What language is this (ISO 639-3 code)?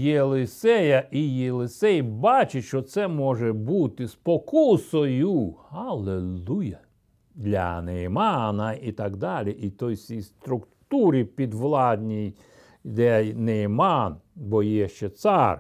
ukr